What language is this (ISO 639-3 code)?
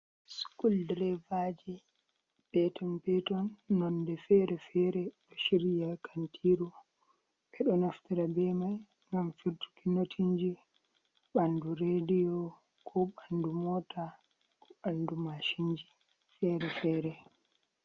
ful